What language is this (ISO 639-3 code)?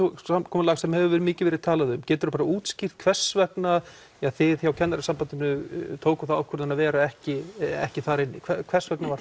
isl